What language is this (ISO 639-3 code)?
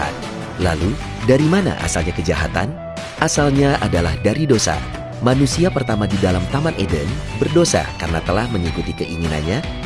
ind